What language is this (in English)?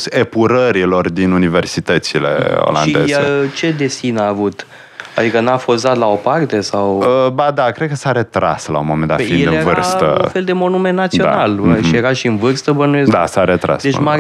Romanian